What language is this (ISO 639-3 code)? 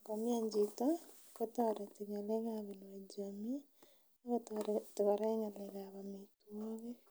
kln